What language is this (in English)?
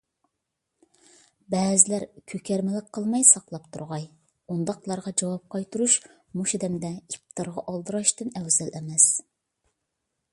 Uyghur